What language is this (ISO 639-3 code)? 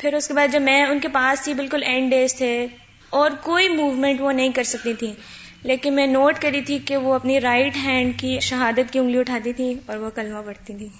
urd